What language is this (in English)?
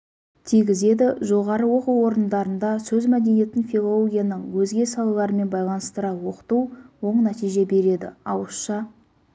Kazakh